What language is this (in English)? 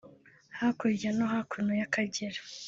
Kinyarwanda